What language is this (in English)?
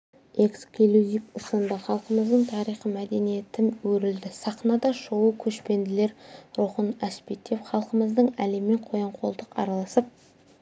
Kazakh